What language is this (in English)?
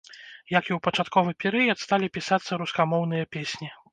Belarusian